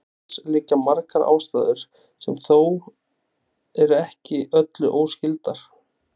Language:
Icelandic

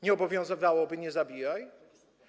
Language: Polish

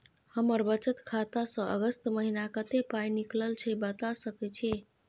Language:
Maithili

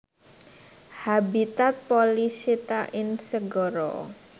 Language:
Javanese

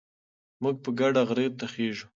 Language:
Pashto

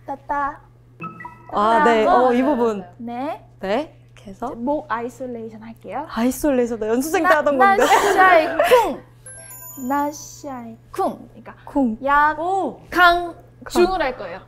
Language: Korean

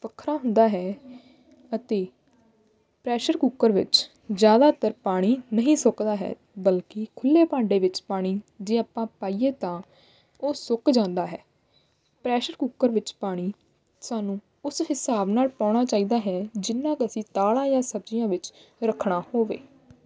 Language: Punjabi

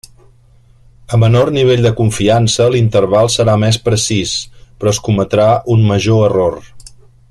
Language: Catalan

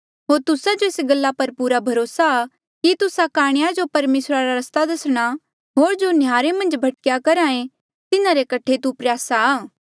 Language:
Mandeali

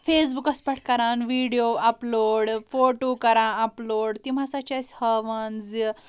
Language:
Kashmiri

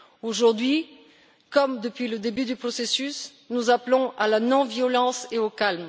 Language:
French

